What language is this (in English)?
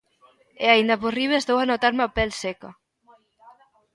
Galician